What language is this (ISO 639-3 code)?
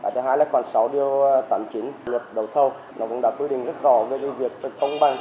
vie